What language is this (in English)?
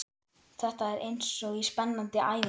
Icelandic